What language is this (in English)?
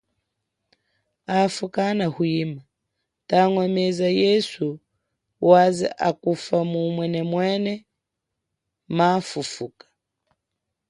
Chokwe